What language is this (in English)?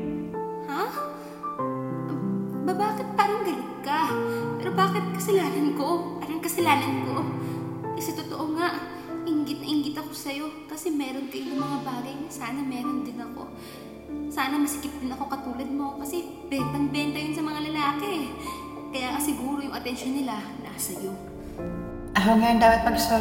Filipino